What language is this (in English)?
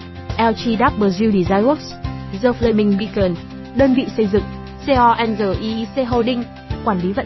Vietnamese